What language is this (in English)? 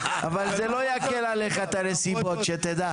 Hebrew